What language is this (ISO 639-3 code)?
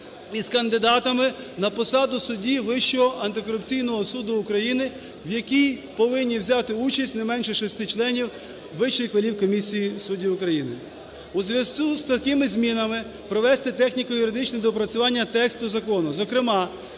ukr